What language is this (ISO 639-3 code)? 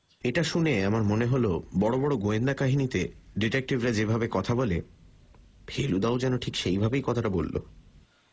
ben